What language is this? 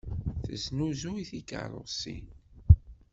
Kabyle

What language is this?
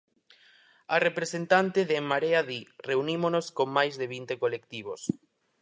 Galician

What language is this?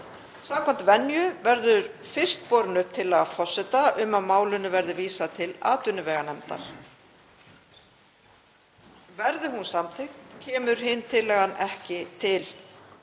Icelandic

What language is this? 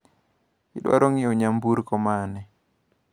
Luo (Kenya and Tanzania)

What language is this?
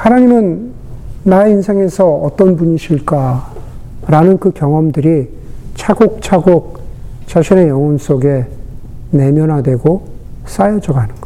Korean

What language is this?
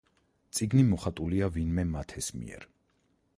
Georgian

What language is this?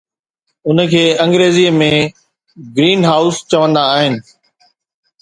Sindhi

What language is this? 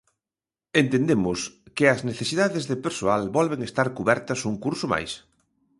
Galician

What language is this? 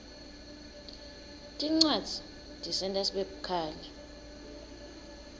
Swati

